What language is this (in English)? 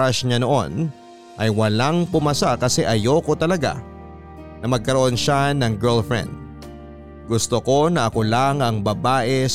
Filipino